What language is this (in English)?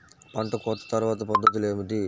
Telugu